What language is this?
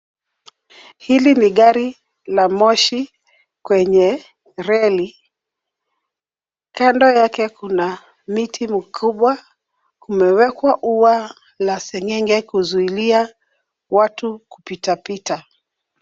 Swahili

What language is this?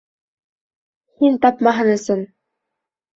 Bashkir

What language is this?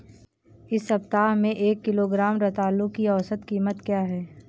Hindi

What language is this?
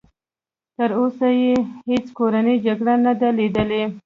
Pashto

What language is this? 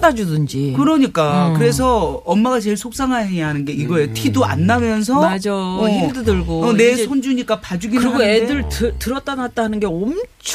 Korean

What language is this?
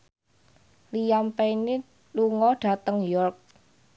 Javanese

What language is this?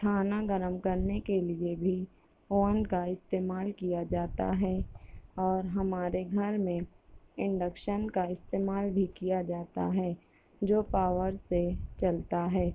Urdu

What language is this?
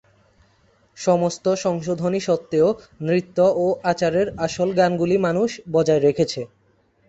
Bangla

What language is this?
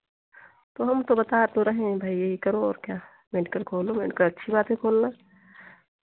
Hindi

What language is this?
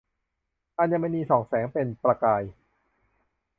Thai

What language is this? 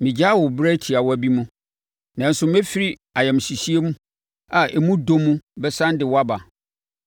Akan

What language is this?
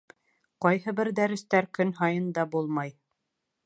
Bashkir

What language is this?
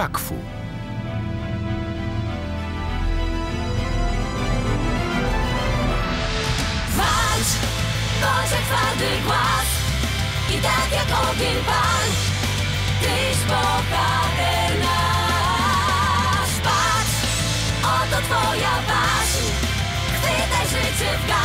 Polish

